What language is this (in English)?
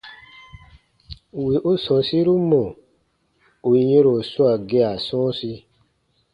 Baatonum